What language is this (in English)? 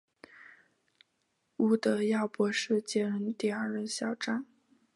Chinese